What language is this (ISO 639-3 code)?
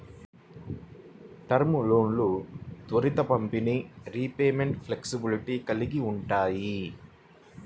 tel